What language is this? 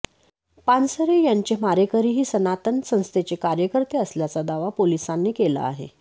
Marathi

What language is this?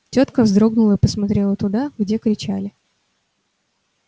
Russian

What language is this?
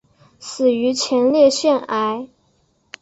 Chinese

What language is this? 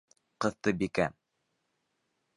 Bashkir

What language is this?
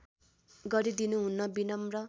Nepali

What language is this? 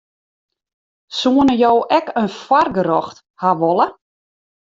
Western Frisian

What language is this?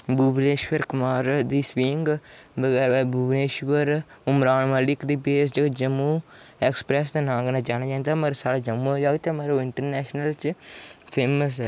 Dogri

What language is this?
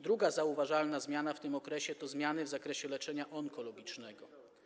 Polish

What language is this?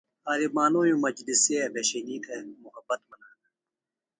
Phalura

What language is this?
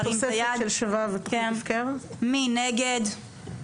Hebrew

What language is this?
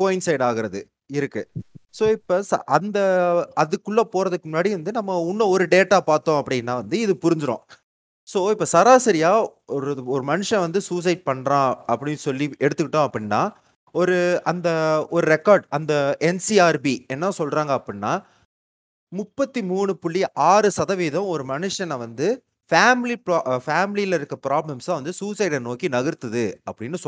Tamil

